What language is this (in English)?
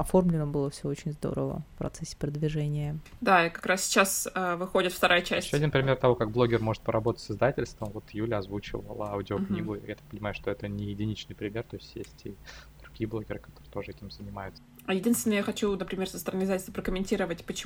Russian